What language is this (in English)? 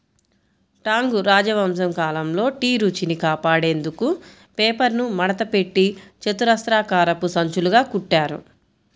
Telugu